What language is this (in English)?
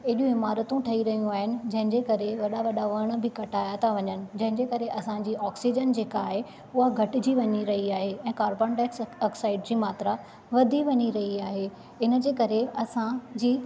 Sindhi